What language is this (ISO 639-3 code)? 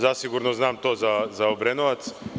srp